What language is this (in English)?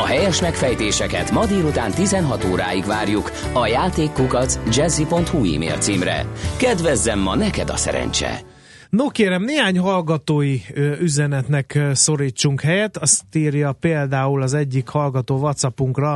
Hungarian